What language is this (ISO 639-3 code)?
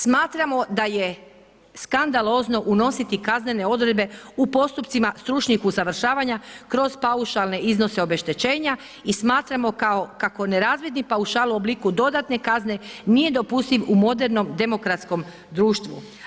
hrv